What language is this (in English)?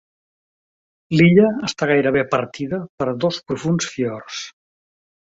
Catalan